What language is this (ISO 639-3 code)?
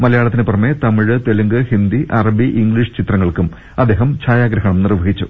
mal